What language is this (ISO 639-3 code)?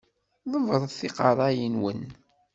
kab